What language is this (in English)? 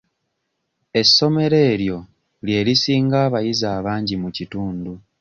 Ganda